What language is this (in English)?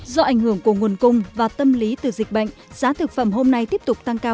Vietnamese